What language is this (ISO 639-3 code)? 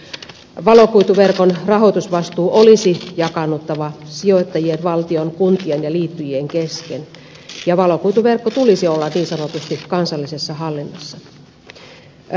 fin